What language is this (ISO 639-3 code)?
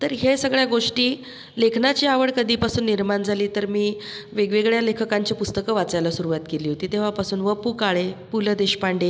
mar